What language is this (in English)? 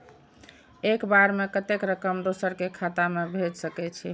Maithili